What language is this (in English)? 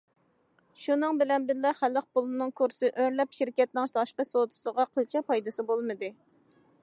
Uyghur